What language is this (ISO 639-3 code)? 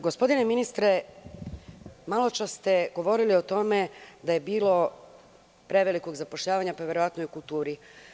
srp